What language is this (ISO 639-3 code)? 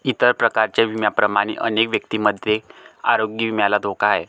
mar